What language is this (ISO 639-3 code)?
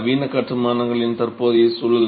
tam